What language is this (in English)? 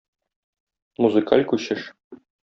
Tatar